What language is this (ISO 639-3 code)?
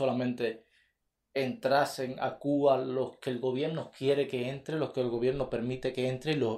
spa